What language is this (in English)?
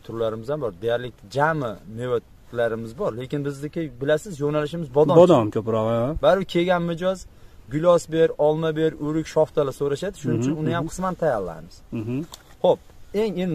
Turkish